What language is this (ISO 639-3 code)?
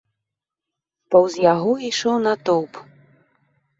bel